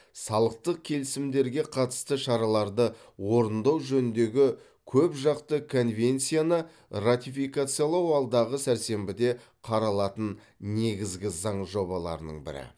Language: Kazakh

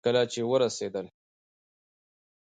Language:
Pashto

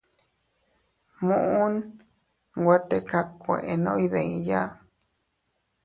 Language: Teutila Cuicatec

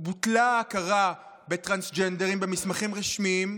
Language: Hebrew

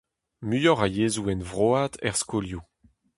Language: Breton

